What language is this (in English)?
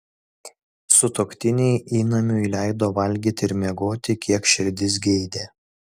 Lithuanian